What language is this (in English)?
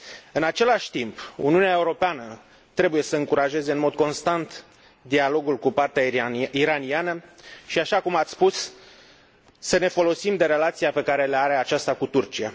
Romanian